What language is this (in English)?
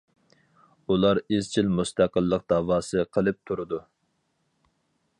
Uyghur